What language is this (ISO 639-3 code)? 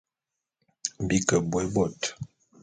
bum